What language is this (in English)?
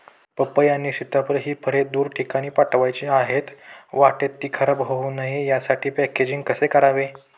Marathi